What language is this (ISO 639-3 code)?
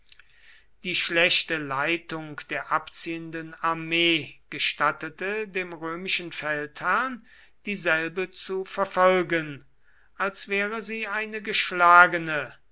deu